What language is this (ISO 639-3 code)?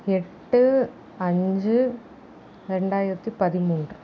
tam